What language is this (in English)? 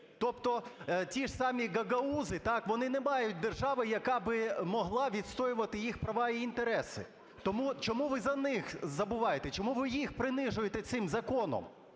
Ukrainian